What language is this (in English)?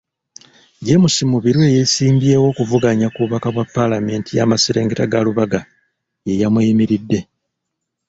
Ganda